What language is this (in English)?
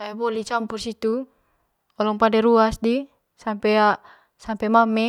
Manggarai